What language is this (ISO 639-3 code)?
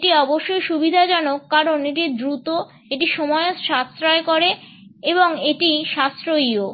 ben